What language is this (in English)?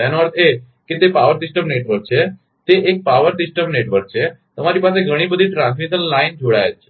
Gujarati